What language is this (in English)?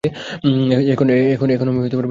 Bangla